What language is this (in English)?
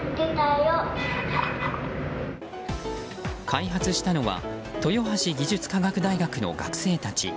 Japanese